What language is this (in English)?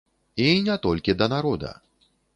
Belarusian